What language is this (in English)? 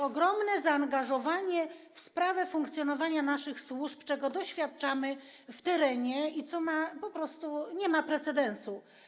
Polish